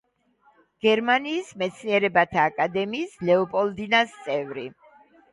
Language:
Georgian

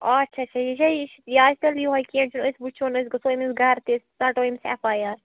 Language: Kashmiri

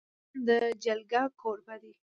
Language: Pashto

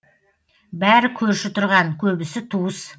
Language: Kazakh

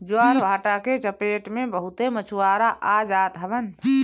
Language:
Bhojpuri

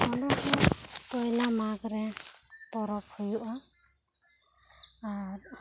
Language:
Santali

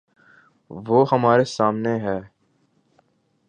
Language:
Urdu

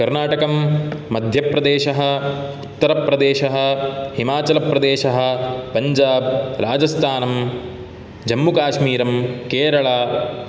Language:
Sanskrit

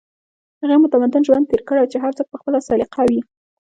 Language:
Pashto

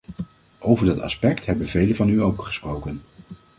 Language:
Dutch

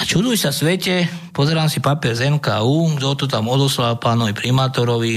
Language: Slovak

